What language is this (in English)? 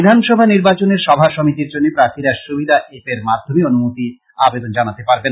Bangla